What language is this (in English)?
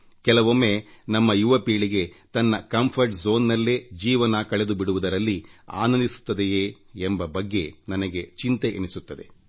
Kannada